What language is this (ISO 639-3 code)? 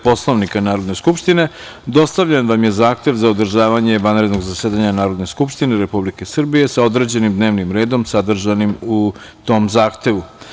srp